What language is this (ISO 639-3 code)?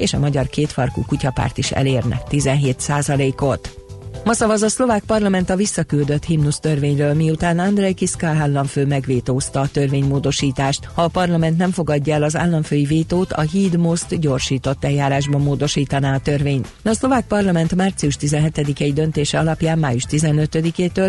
hun